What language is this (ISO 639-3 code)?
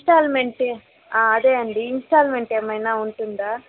tel